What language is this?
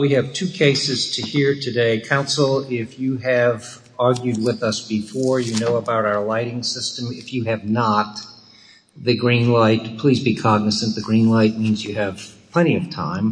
English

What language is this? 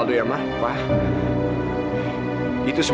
Indonesian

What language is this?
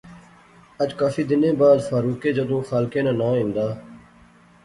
Pahari-Potwari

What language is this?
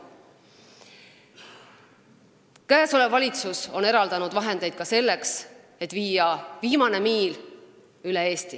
Estonian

